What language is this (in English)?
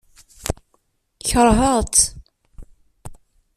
Kabyle